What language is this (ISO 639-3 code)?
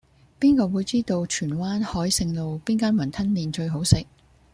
yue